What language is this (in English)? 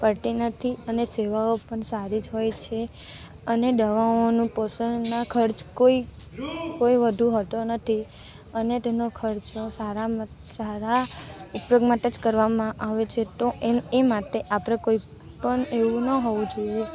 Gujarati